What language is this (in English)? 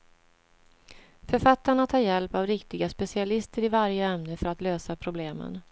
Swedish